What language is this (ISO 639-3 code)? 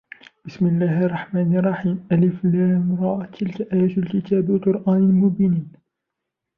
ara